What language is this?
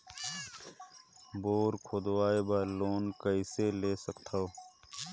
Chhattisgarhi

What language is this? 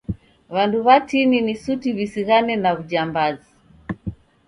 Taita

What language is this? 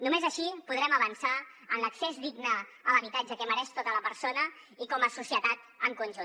Catalan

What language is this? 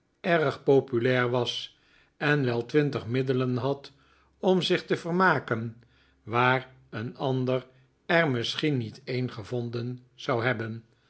Dutch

